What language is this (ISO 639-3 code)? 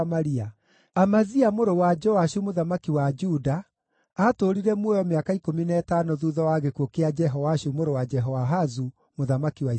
kik